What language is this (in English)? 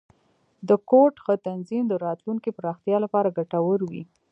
Pashto